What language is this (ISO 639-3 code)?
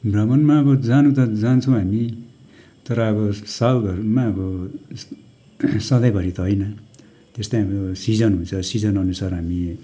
nep